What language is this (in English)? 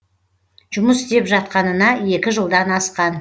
Kazakh